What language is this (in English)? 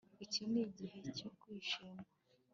Kinyarwanda